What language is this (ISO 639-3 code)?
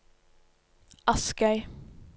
nor